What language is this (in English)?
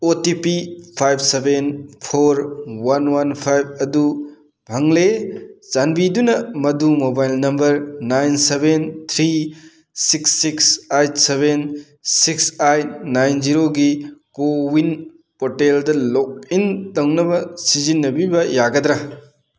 Manipuri